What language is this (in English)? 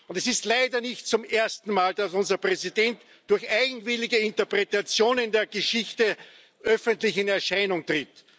German